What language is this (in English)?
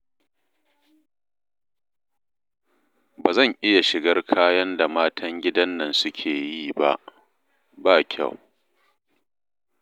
Hausa